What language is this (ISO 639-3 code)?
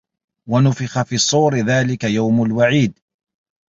ara